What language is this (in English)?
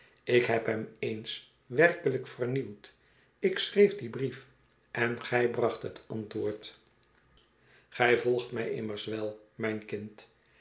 Dutch